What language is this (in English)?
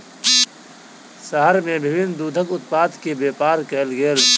Maithili